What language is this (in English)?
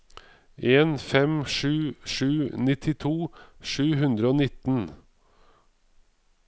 Norwegian